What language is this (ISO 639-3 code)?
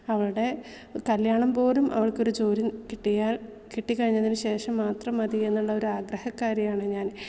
mal